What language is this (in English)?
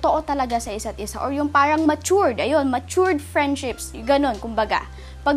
Filipino